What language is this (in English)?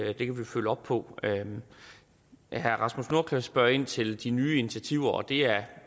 Danish